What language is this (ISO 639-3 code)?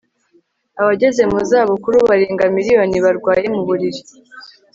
kin